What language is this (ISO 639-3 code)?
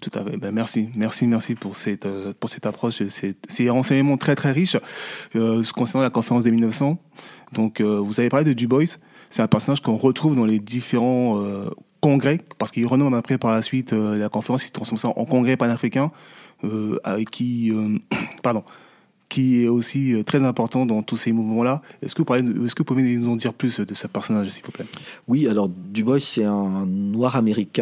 fra